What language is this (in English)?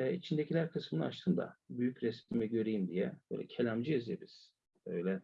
Turkish